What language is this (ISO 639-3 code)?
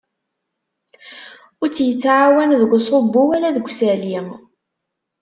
kab